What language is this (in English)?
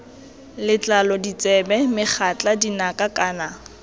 Tswana